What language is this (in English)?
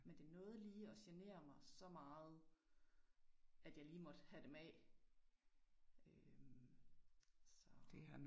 Danish